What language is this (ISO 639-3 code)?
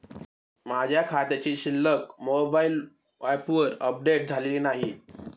mar